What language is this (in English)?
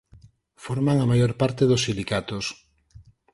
Galician